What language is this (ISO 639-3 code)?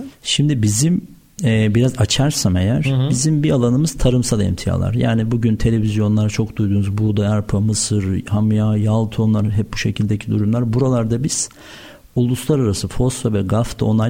tur